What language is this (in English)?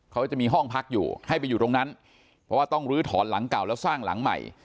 Thai